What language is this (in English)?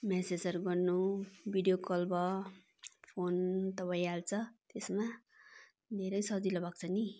Nepali